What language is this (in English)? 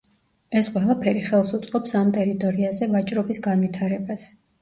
Georgian